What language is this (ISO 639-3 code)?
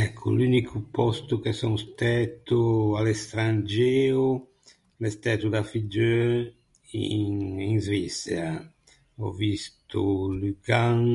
lij